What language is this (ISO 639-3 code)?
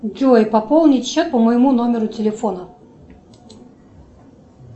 rus